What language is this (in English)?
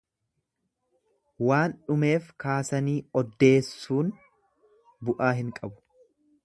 Oromo